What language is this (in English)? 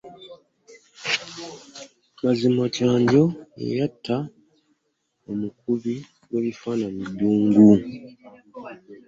Ganda